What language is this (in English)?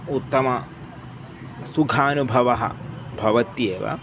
Sanskrit